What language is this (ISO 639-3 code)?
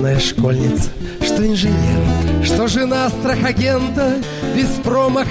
rus